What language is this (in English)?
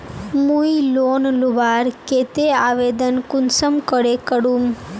Magahi